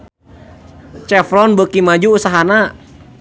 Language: Sundanese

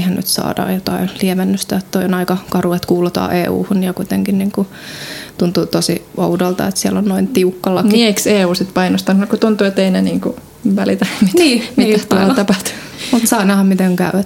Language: Finnish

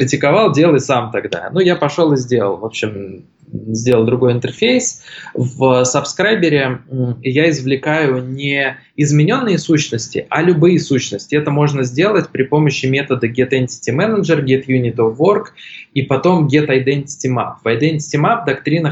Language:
Russian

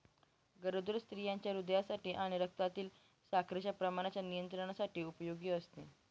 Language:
Marathi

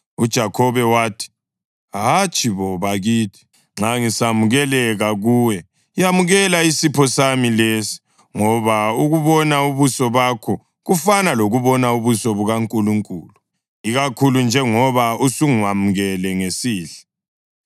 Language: North Ndebele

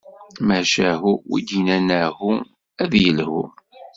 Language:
Kabyle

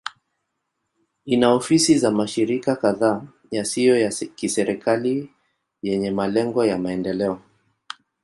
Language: Swahili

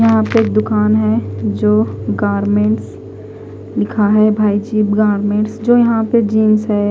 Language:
Hindi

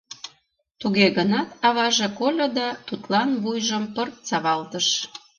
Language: Mari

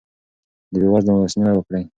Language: Pashto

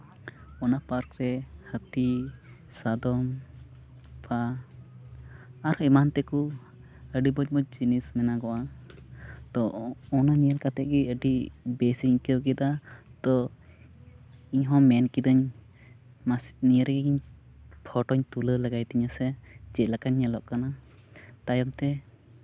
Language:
Santali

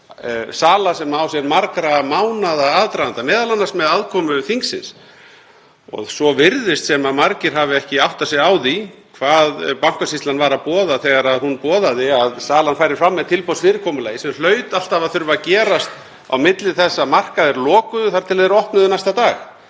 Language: Icelandic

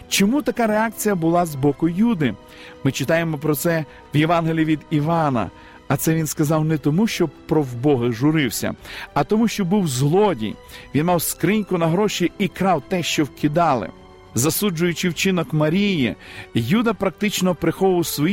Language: Ukrainian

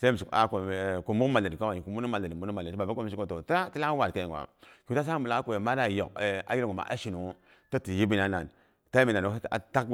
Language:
Boghom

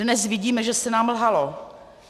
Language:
Czech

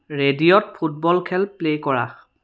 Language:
Assamese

